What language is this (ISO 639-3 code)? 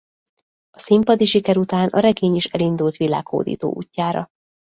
hun